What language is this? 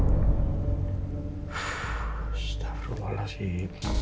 Indonesian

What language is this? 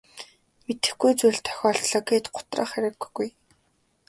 Mongolian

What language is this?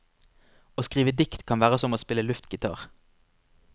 Norwegian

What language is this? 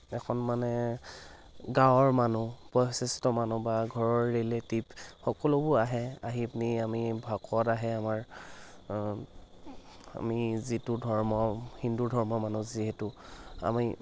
Assamese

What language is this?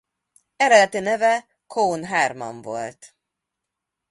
Hungarian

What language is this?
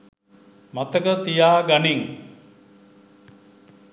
Sinhala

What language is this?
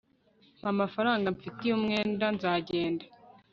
Kinyarwanda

